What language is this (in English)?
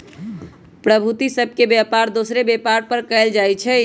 Magahi